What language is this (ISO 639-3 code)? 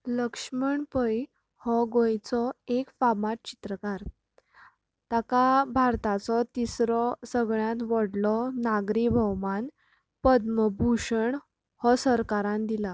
kok